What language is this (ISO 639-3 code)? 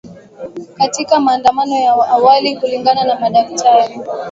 swa